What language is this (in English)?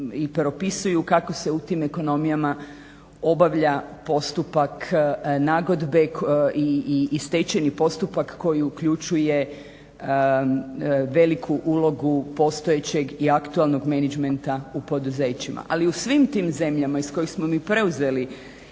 Croatian